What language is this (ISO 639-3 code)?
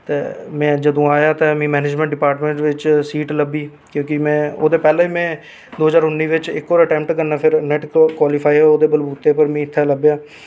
doi